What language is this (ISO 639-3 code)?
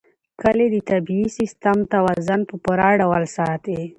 pus